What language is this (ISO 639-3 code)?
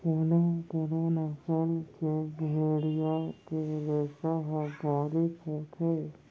hne